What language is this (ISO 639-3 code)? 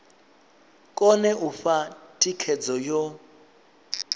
ven